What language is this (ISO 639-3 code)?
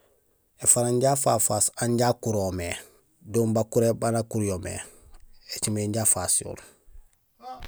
gsl